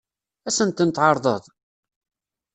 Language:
Kabyle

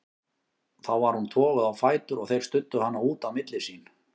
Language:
Icelandic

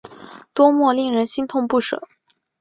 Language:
Chinese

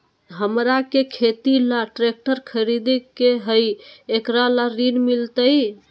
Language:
Magahi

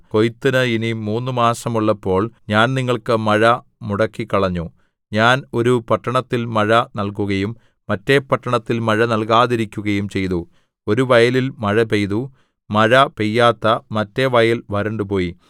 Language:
Malayalam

